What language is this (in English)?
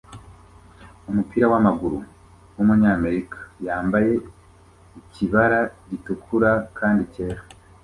Kinyarwanda